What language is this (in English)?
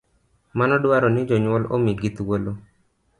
Luo (Kenya and Tanzania)